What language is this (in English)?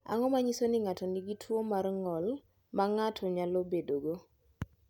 Luo (Kenya and Tanzania)